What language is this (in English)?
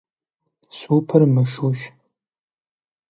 Kabardian